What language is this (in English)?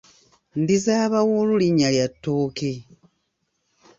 Ganda